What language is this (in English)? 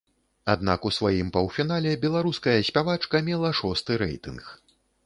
Belarusian